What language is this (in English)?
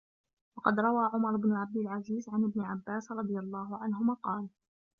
Arabic